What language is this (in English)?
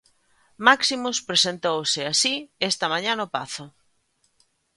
Galician